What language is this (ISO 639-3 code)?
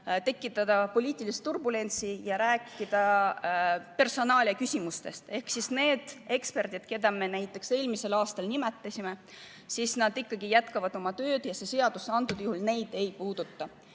est